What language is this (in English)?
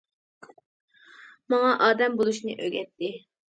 Uyghur